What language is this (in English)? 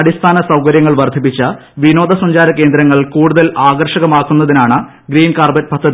Malayalam